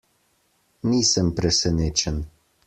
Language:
Slovenian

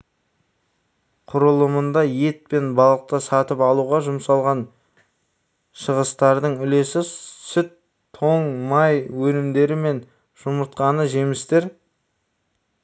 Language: Kazakh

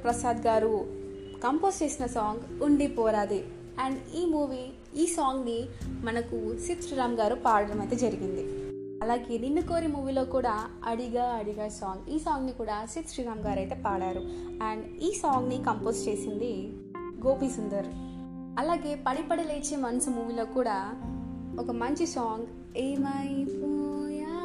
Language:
Telugu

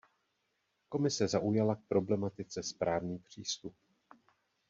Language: Czech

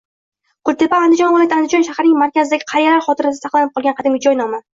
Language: Uzbek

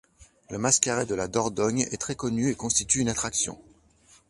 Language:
French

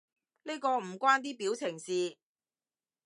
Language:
Cantonese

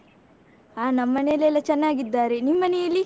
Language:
Kannada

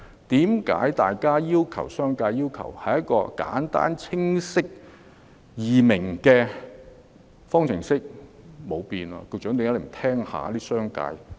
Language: Cantonese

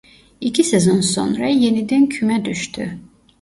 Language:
Turkish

